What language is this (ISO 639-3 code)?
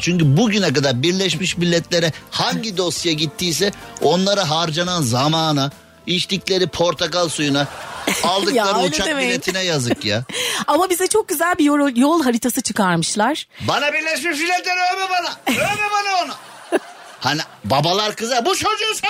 tur